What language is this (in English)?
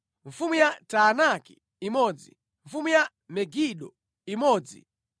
Nyanja